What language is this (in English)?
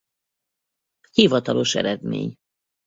Hungarian